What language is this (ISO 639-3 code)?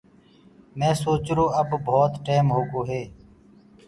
ggg